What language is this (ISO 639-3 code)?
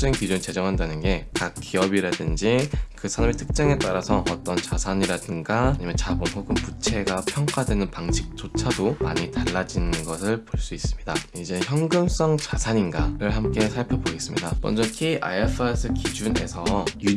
kor